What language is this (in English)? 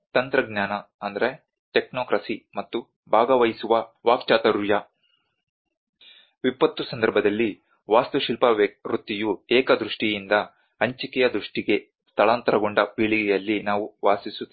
Kannada